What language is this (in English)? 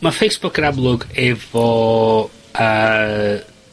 Welsh